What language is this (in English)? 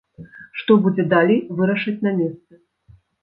Belarusian